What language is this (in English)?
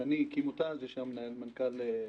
Hebrew